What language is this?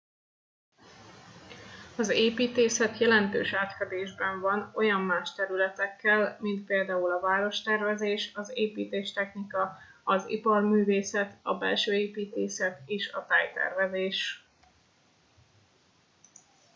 Hungarian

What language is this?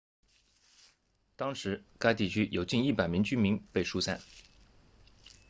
Chinese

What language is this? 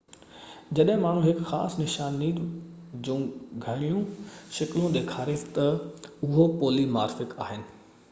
Sindhi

